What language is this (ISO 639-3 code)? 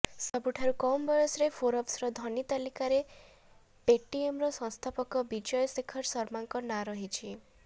ori